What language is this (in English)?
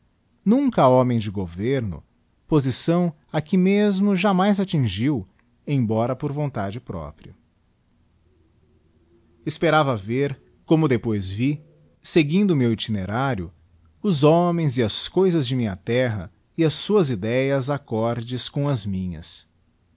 Portuguese